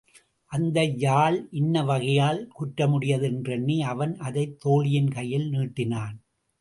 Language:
Tamil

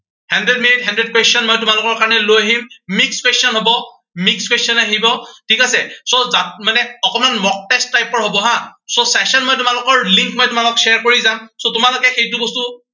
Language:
Assamese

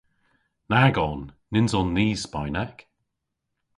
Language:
Cornish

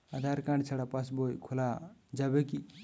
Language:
Bangla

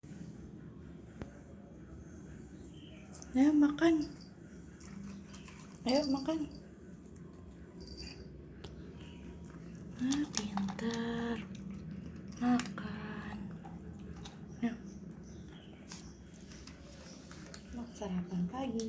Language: Indonesian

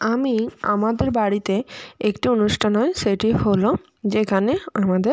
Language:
Bangla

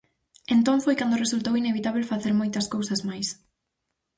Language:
Galician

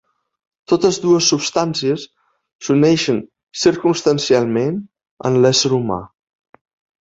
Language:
Catalan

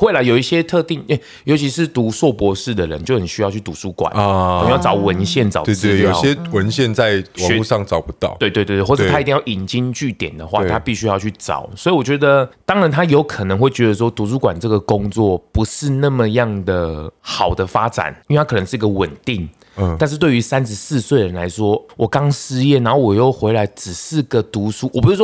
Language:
Chinese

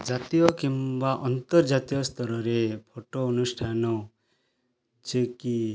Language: Odia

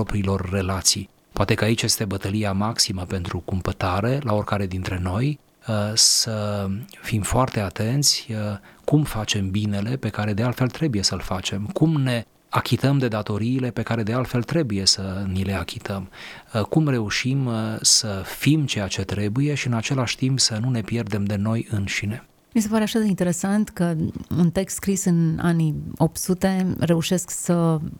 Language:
Romanian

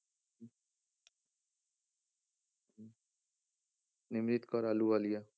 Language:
Punjabi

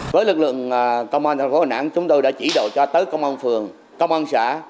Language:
Vietnamese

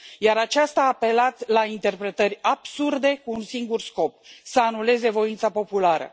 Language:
Romanian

